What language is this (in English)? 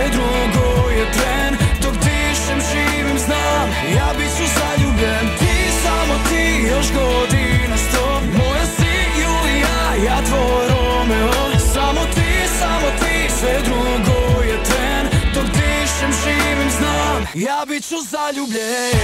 Croatian